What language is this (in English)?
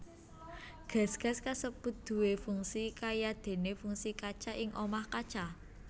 Javanese